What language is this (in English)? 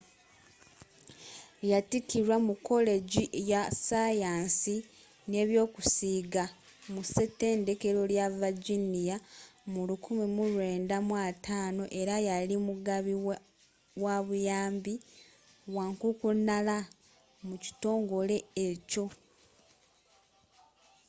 Ganda